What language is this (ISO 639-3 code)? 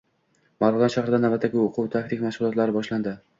uzb